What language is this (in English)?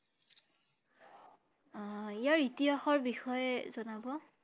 Assamese